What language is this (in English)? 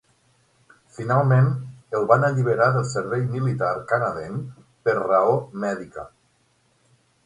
Catalan